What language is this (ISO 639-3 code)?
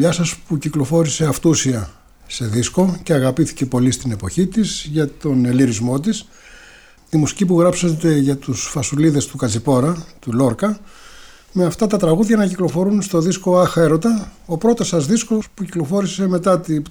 ell